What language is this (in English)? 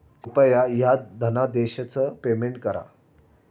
Marathi